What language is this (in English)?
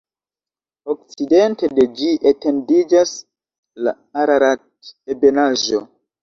Esperanto